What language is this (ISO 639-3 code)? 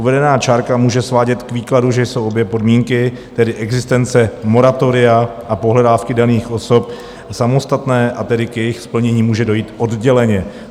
ces